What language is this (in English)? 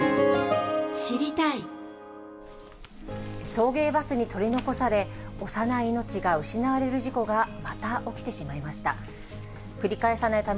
Japanese